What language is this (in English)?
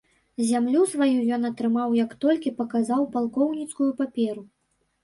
Belarusian